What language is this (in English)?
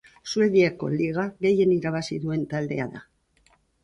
Basque